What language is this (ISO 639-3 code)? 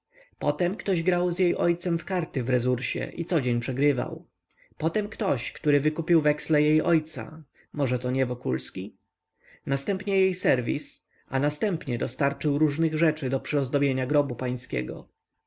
pol